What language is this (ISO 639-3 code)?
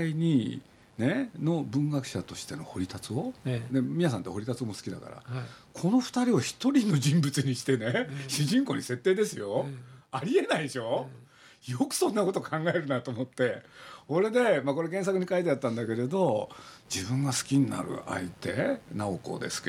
jpn